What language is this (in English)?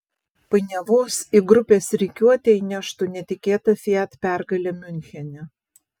Lithuanian